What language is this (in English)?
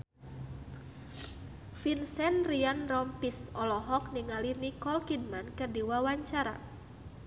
Sundanese